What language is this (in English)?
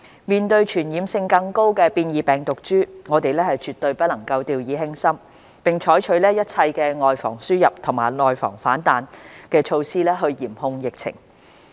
Cantonese